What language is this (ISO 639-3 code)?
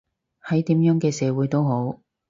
yue